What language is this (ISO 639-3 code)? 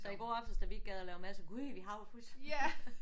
dan